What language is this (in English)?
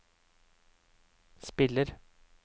Norwegian